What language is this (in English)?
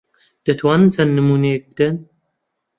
Central Kurdish